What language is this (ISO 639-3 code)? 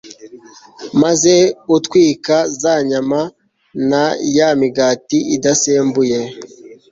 kin